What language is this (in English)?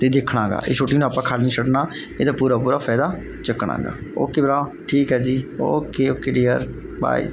Punjabi